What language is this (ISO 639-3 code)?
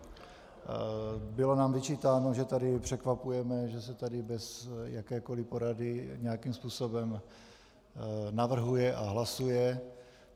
ces